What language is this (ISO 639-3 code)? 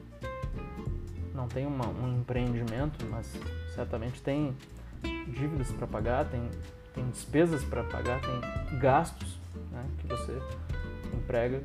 por